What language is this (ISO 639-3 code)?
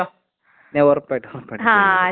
mal